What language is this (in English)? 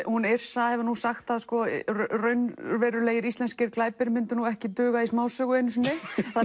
Icelandic